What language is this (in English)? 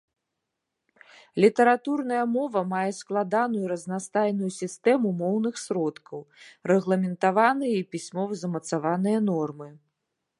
Belarusian